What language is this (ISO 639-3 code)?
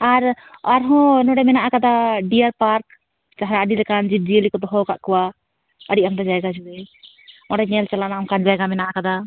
sat